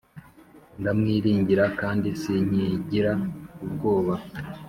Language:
Kinyarwanda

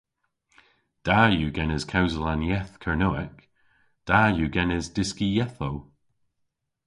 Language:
Cornish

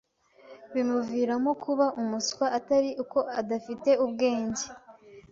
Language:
Kinyarwanda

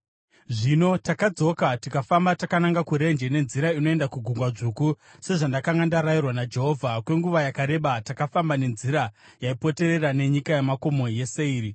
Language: Shona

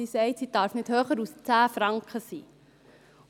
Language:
Swiss German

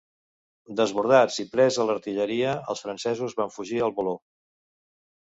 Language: Catalan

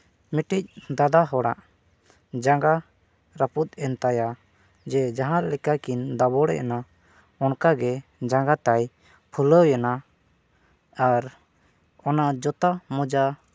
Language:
Santali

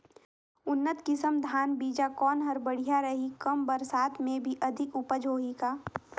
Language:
Chhattisgarhi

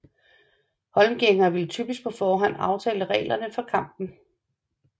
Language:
Danish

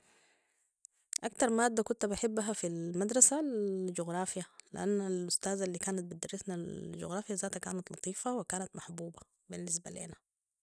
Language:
Sudanese Arabic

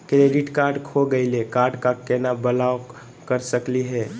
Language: Magahi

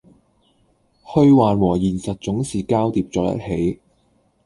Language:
Cantonese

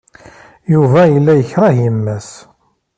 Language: Kabyle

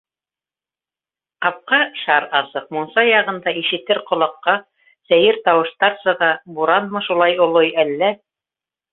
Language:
Bashkir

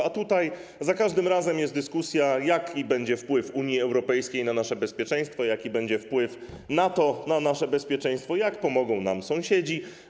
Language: Polish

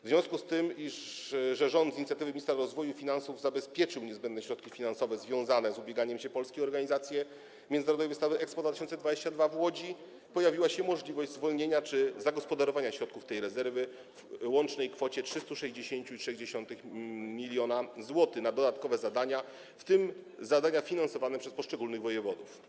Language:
Polish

